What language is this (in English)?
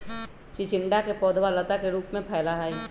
Magahi